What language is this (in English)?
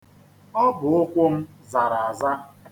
Igbo